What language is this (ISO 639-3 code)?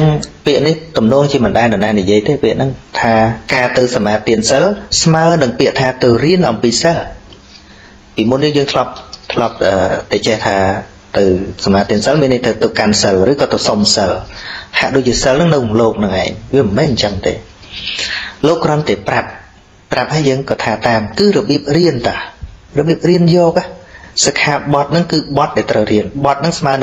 vie